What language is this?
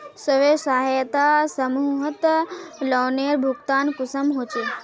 Magahi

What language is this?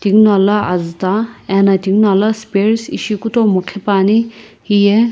Sumi Naga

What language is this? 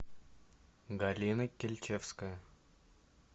Russian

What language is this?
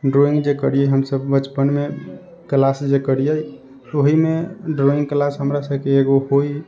Maithili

